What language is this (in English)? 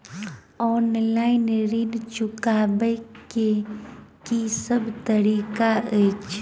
Maithili